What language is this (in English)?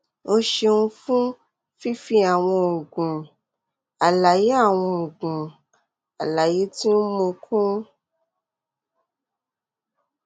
Yoruba